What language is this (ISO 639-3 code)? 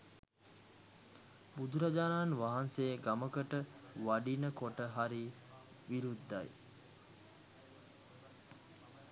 sin